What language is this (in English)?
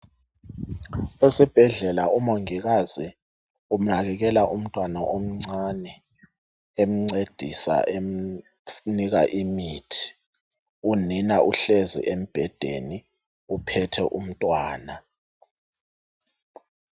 North Ndebele